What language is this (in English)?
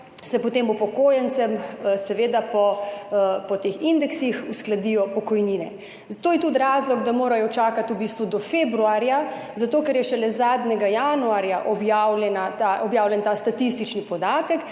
Slovenian